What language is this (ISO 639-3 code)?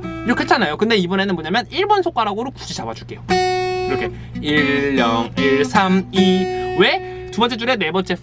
kor